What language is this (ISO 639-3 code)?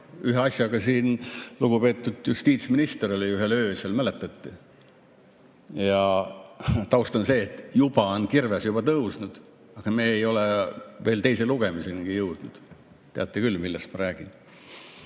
est